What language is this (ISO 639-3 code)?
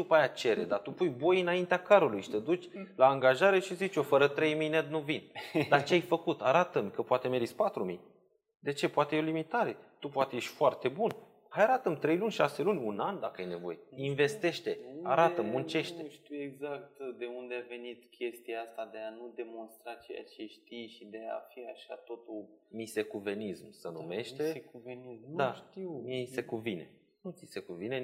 ron